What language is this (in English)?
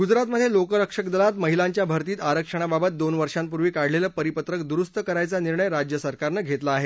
Marathi